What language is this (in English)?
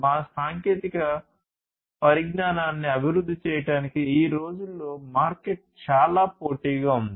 Telugu